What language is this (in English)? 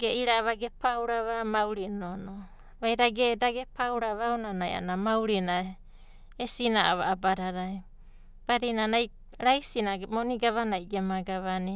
Abadi